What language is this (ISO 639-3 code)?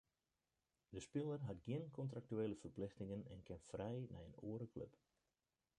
fry